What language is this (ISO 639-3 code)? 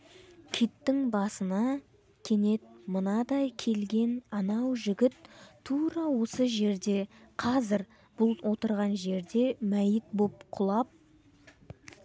kaz